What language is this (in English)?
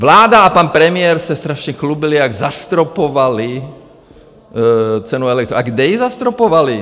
Czech